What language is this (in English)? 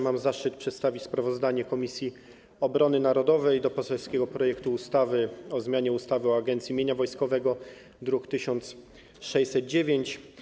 Polish